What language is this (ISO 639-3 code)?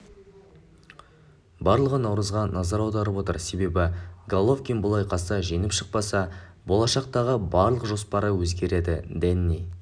kaz